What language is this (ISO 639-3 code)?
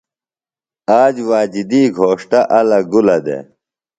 phl